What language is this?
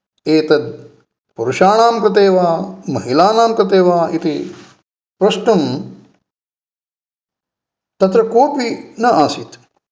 Sanskrit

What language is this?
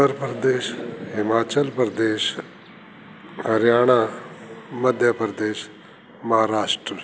Sindhi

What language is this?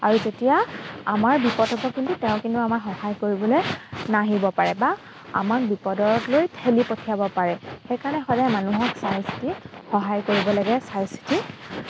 Assamese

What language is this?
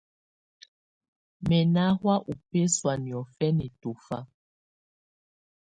Tunen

